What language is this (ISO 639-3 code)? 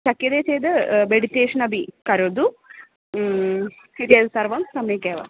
san